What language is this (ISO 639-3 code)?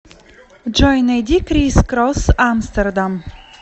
rus